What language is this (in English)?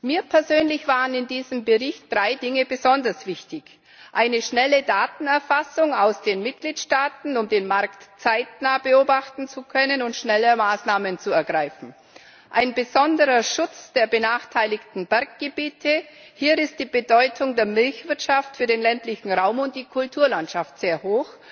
German